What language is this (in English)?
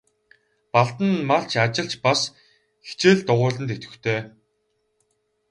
Mongolian